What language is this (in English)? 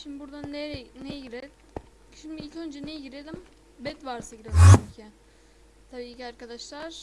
Turkish